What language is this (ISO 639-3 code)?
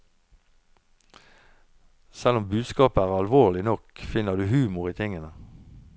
nor